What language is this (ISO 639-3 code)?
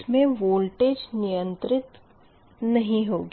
hin